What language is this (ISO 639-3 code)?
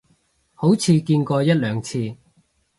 yue